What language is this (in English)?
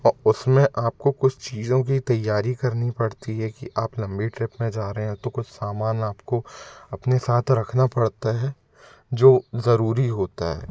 Hindi